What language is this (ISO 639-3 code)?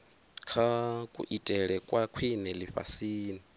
ven